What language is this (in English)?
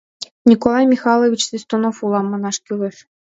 Mari